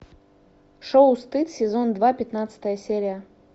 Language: Russian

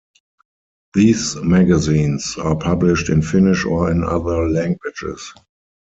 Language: English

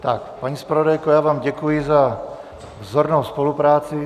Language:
Czech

